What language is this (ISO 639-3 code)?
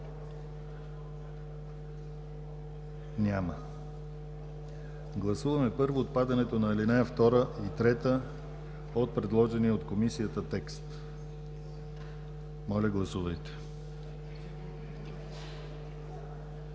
bul